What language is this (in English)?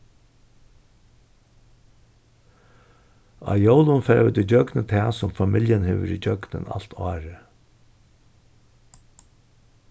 Faroese